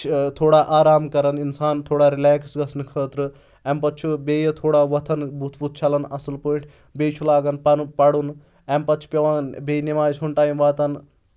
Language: Kashmiri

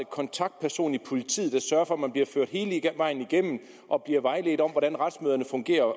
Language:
Danish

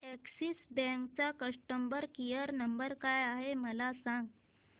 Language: Marathi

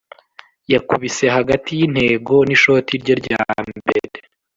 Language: Kinyarwanda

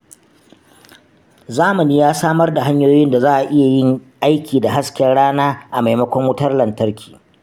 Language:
Hausa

